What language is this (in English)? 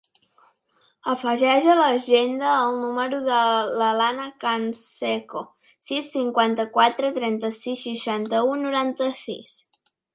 Catalan